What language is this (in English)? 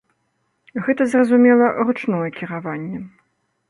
Belarusian